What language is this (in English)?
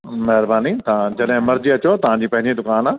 Sindhi